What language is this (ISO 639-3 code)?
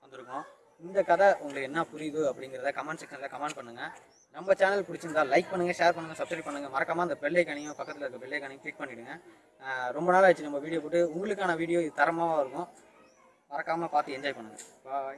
tam